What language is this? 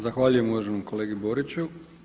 Croatian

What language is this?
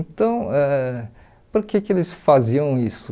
Portuguese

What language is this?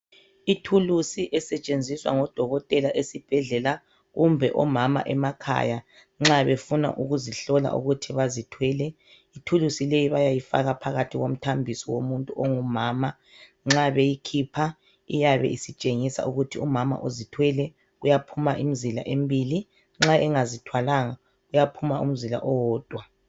North Ndebele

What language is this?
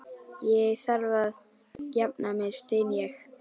Icelandic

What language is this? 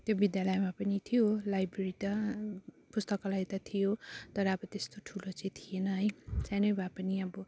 Nepali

